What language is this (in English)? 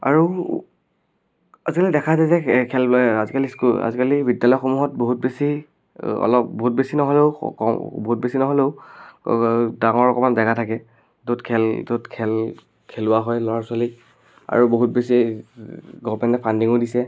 Assamese